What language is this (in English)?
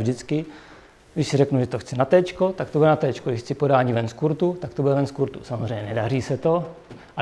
Czech